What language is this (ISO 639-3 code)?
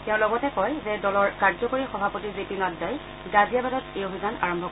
asm